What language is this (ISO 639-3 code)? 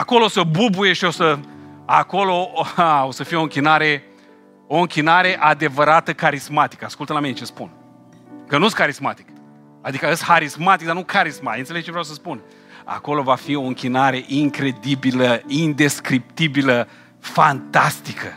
ron